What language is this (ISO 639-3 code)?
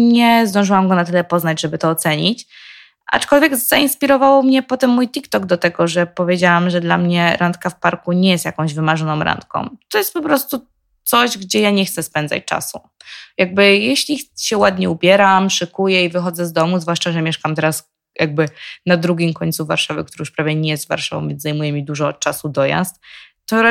pol